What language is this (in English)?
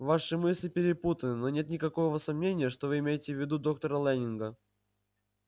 Russian